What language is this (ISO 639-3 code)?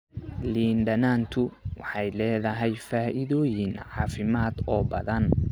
som